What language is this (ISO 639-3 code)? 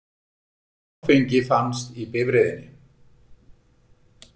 isl